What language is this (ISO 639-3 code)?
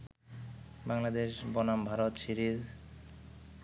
ben